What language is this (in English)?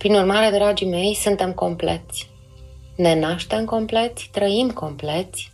Romanian